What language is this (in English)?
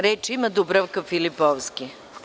Serbian